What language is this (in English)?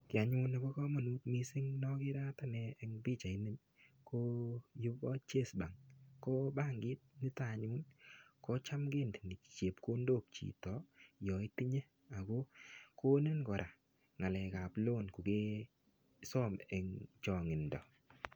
Kalenjin